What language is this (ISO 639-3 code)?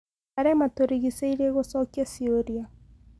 kik